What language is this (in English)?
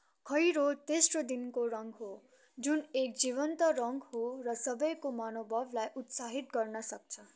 Nepali